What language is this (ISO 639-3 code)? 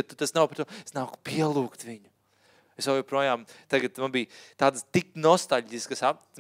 fin